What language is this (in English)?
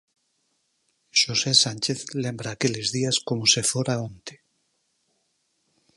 Galician